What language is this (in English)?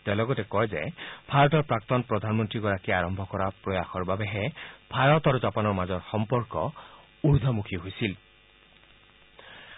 Assamese